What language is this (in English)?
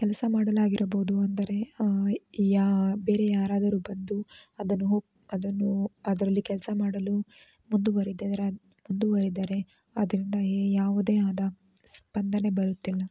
Kannada